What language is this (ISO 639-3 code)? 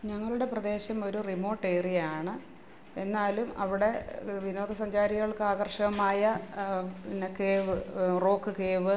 mal